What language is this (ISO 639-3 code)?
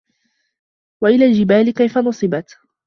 ara